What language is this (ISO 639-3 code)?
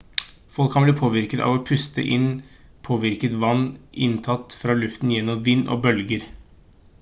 nob